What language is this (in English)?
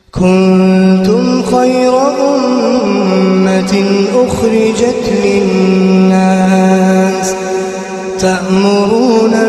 Turkish